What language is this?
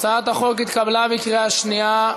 Hebrew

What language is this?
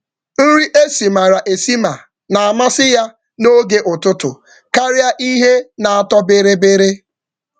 Igbo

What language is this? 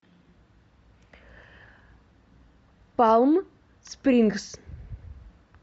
Russian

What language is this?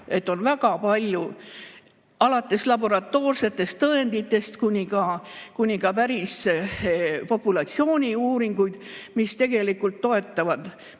Estonian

